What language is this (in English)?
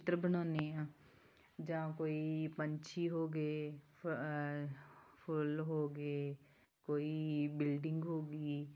Punjabi